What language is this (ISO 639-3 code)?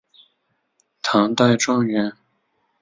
zho